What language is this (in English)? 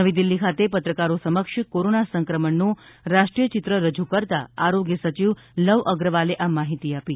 Gujarati